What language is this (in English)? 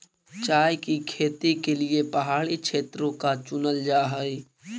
Magahi